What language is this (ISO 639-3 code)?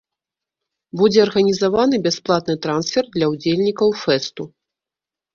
bel